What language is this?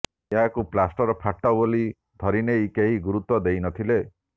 Odia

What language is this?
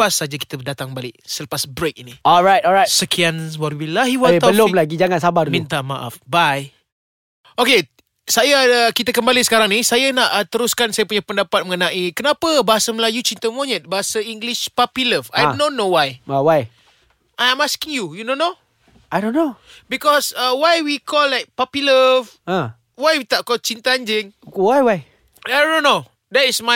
Malay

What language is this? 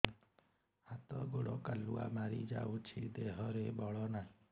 Odia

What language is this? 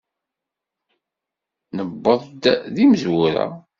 Kabyle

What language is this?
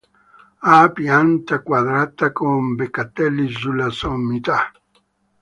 Italian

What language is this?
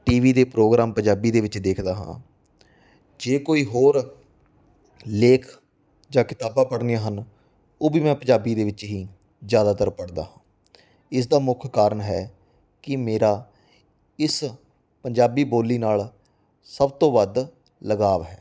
Punjabi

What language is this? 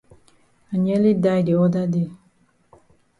Cameroon Pidgin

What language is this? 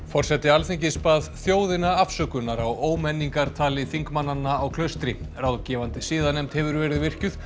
Icelandic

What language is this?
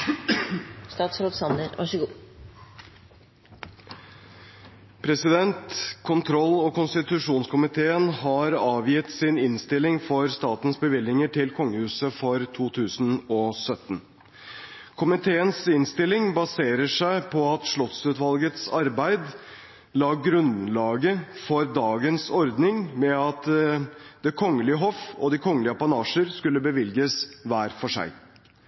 Norwegian Bokmål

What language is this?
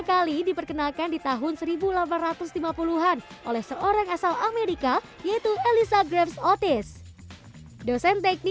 Indonesian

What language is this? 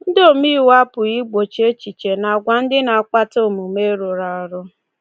Igbo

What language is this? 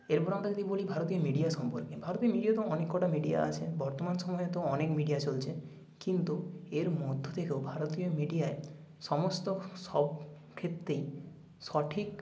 Bangla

